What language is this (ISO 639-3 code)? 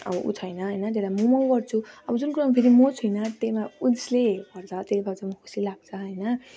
nep